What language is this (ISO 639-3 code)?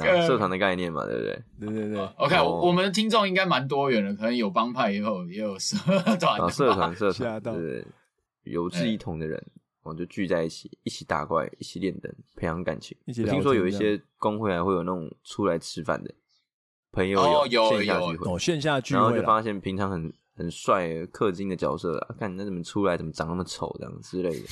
zho